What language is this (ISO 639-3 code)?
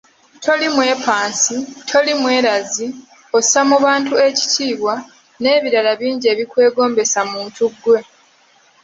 lug